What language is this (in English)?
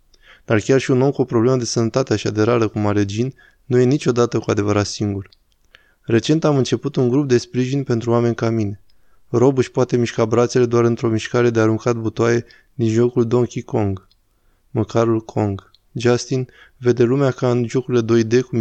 Romanian